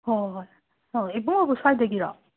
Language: Manipuri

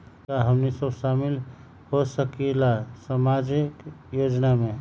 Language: Magahi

